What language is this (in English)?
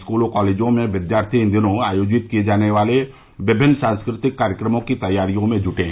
Hindi